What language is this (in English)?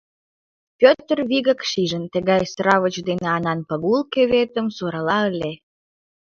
Mari